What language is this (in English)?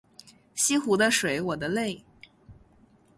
Chinese